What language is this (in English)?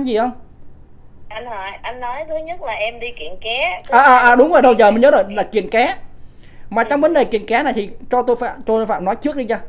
Vietnamese